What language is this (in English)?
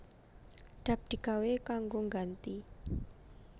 Javanese